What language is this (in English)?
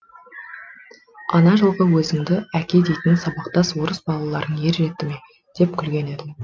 Kazakh